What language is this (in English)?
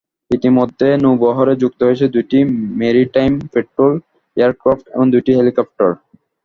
Bangla